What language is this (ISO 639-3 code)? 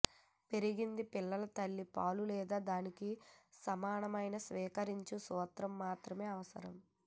tel